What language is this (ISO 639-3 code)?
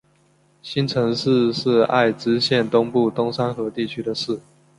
zho